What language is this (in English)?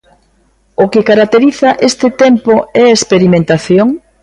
Galician